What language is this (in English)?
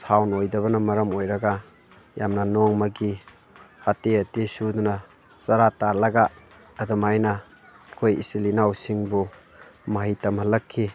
Manipuri